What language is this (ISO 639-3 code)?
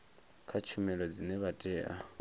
ven